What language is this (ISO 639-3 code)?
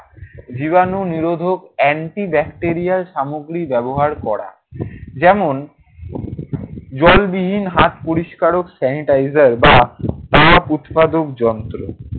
ben